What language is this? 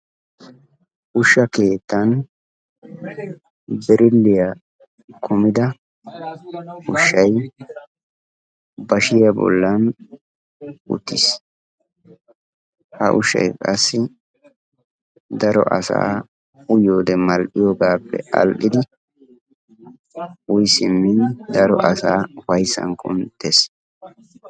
Wolaytta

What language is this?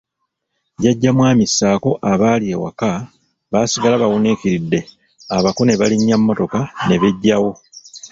Ganda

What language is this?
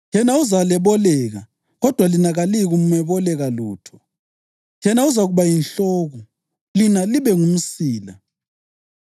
North Ndebele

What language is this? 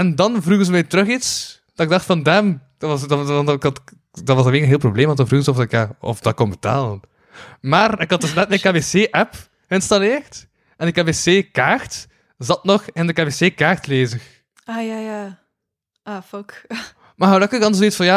Dutch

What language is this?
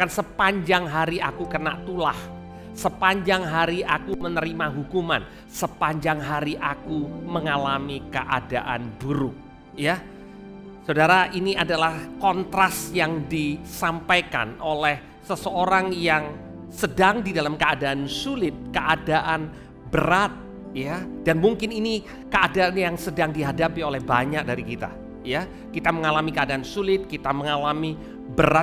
Indonesian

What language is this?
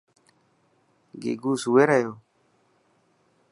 Dhatki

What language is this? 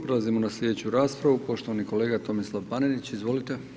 Croatian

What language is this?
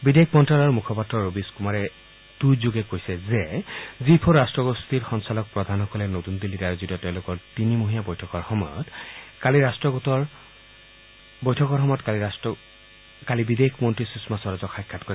Assamese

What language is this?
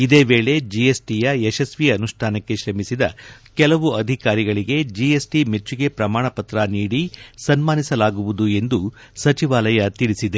Kannada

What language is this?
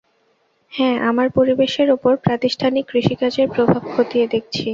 Bangla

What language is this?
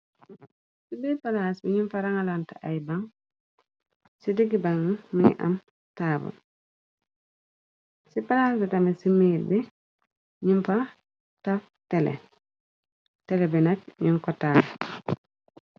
Wolof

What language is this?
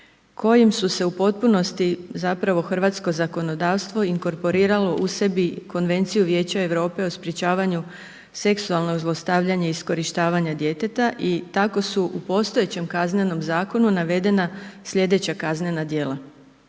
Croatian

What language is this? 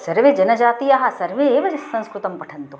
Sanskrit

